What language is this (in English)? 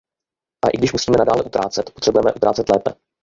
Czech